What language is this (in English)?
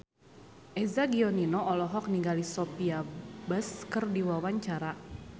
Sundanese